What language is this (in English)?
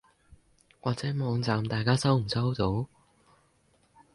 Cantonese